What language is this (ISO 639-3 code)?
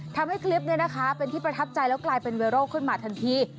tha